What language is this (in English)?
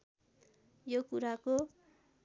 Nepali